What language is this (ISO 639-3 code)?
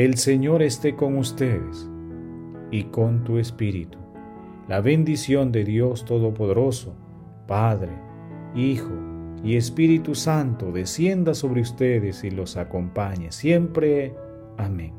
spa